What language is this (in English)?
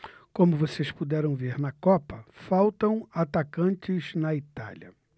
Portuguese